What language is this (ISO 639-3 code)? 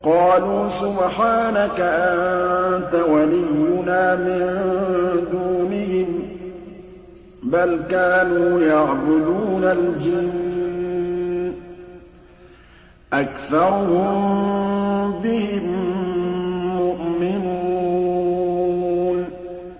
ara